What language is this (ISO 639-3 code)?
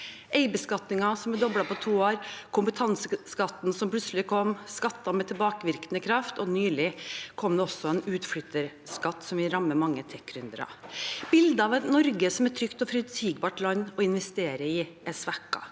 nor